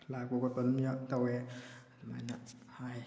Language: Manipuri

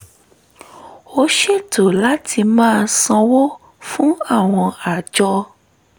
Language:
Yoruba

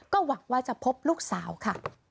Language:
Thai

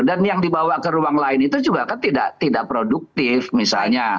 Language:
Indonesian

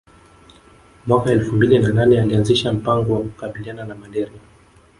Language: Swahili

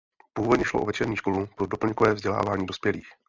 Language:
Czech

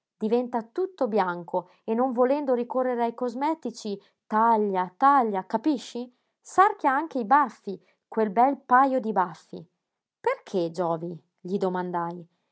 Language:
Italian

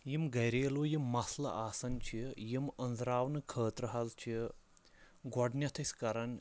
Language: Kashmiri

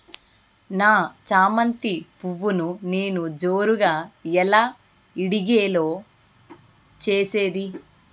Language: Telugu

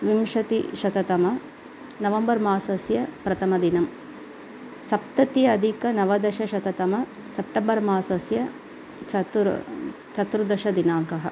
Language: Sanskrit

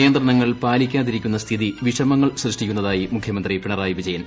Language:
Malayalam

